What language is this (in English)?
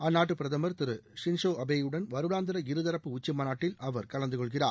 Tamil